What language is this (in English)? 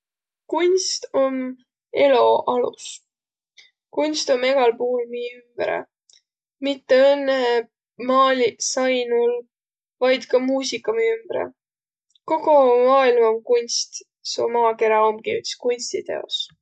Võro